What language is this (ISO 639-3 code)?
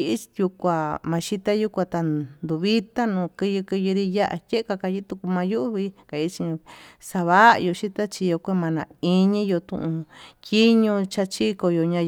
mtu